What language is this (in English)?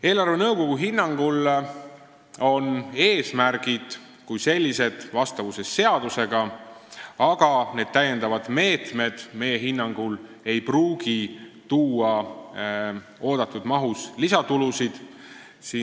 Estonian